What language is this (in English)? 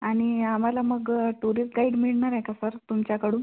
Marathi